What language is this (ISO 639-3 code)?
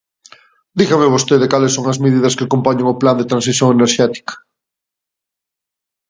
glg